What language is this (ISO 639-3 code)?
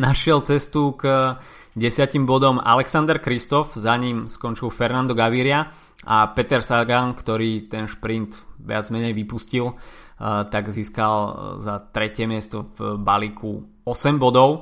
slk